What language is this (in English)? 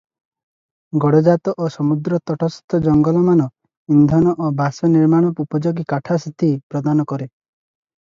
Odia